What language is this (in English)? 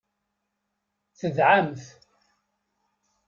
Kabyle